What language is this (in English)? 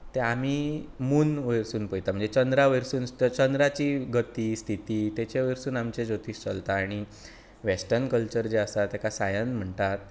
Konkani